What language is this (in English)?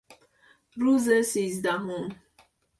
Persian